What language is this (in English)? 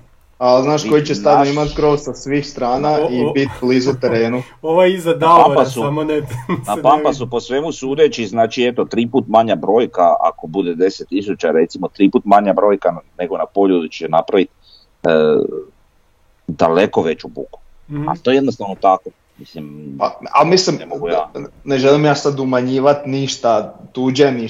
Croatian